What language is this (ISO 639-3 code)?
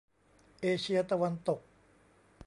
tha